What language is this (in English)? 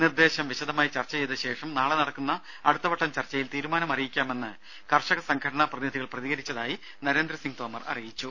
Malayalam